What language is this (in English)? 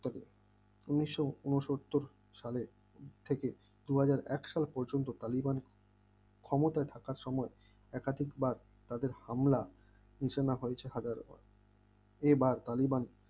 Bangla